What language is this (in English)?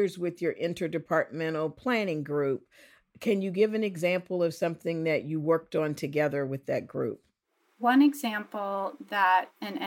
English